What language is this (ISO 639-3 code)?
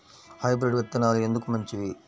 tel